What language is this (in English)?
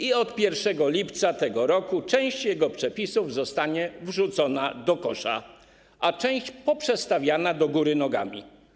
Polish